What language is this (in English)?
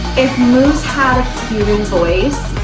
English